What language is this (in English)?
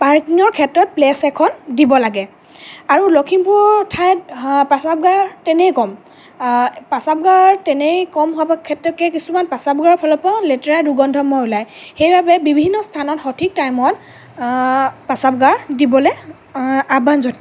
Assamese